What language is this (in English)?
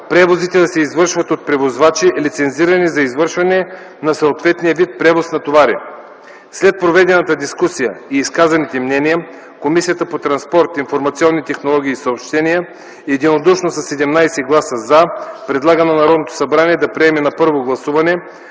Bulgarian